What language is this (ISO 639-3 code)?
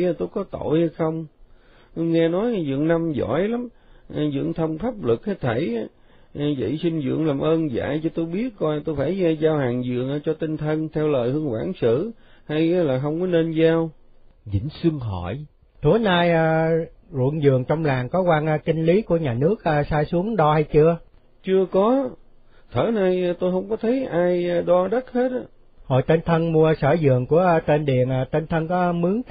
vie